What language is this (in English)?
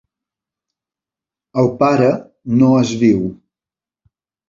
Catalan